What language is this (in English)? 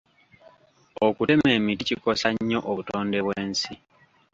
Ganda